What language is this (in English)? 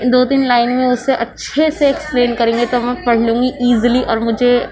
Urdu